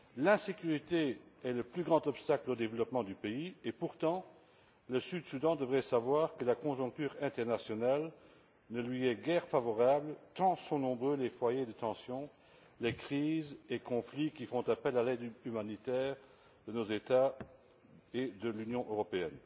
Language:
French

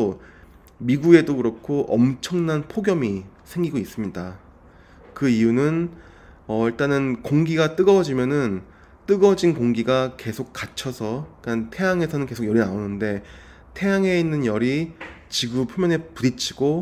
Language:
Korean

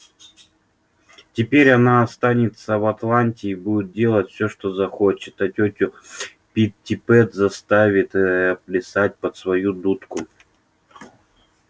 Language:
Russian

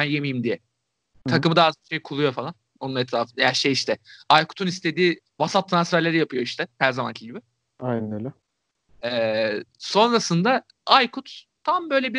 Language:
Turkish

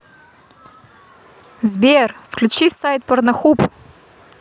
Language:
Russian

